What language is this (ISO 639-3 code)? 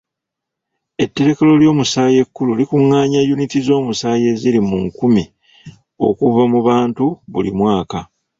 lug